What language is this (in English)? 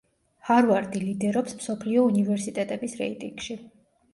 Georgian